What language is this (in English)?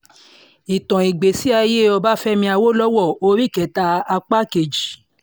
Yoruba